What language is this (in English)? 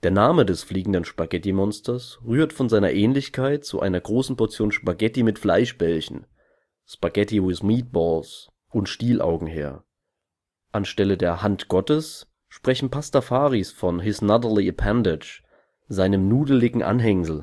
German